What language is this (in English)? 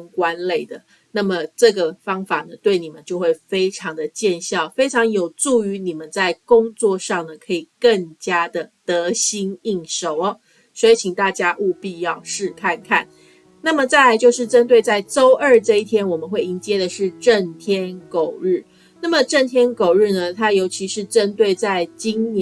Chinese